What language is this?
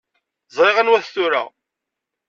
Kabyle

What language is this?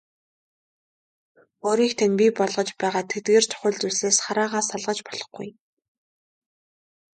Mongolian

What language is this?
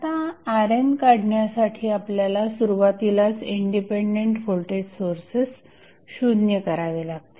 Marathi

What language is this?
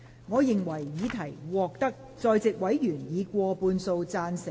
Cantonese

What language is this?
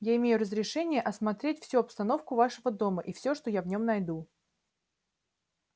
Russian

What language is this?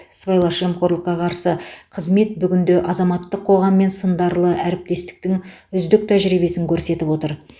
Kazakh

